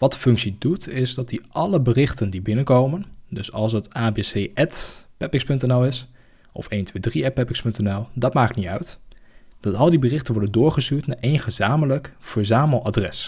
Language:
Dutch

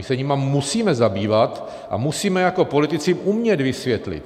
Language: Czech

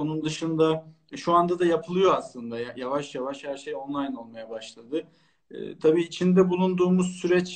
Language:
Turkish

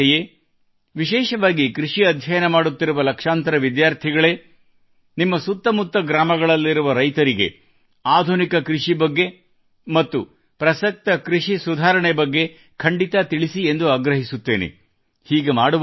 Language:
Kannada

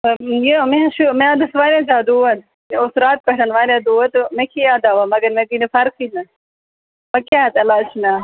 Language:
Kashmiri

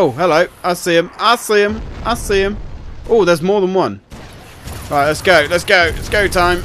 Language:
English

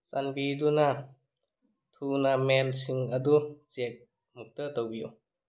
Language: Manipuri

